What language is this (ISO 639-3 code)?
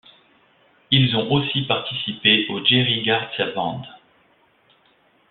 fra